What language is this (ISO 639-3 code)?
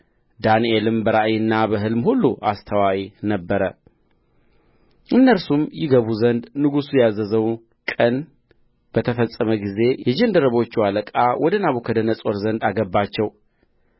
amh